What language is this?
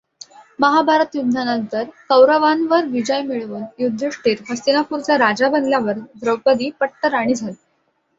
Marathi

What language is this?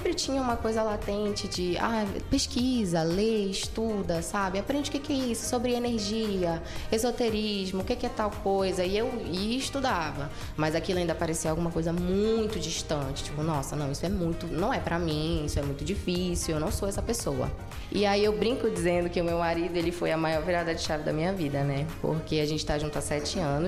Portuguese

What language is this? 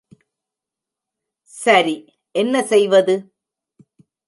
Tamil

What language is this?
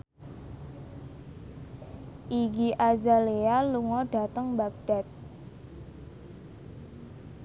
Javanese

